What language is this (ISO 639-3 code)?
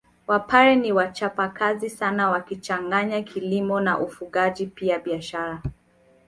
swa